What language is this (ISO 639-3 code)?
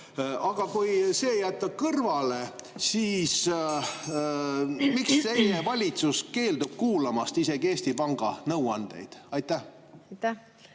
est